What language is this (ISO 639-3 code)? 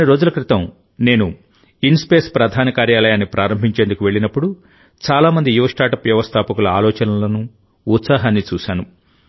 tel